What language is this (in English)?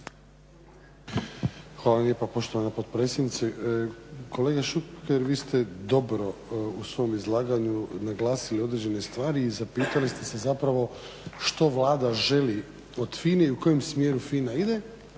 Croatian